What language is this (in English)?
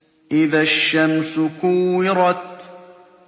Arabic